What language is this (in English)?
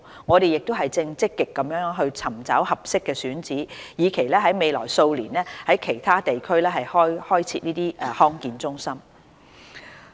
Cantonese